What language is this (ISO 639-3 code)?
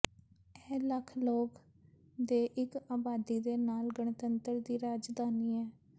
pan